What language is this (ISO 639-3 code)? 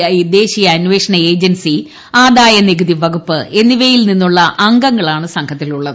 mal